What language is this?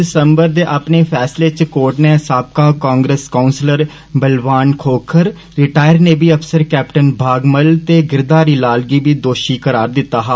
Dogri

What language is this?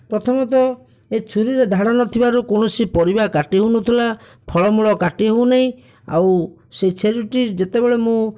Odia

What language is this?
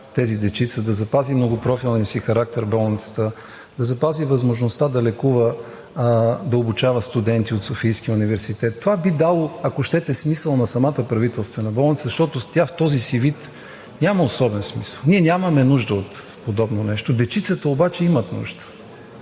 Bulgarian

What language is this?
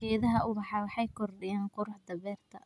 Somali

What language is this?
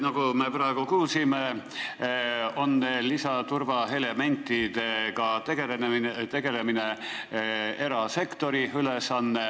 Estonian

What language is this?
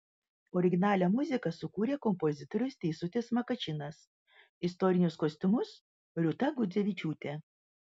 Lithuanian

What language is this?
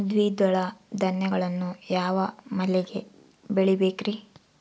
Kannada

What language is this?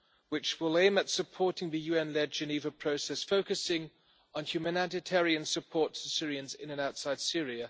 English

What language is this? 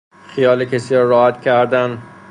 Persian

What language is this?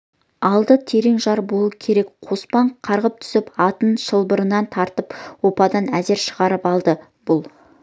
Kazakh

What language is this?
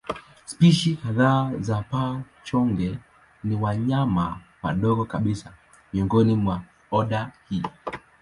Swahili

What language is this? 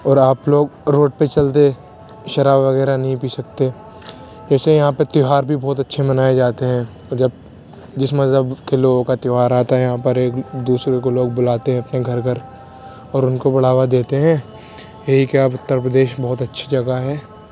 Urdu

